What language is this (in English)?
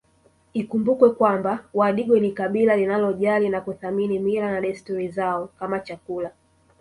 Swahili